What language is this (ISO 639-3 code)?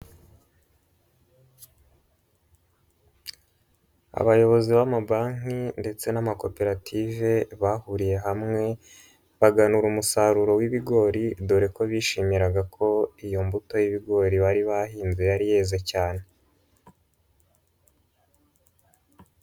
kin